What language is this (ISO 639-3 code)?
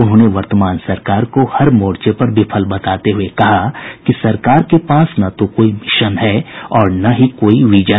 hin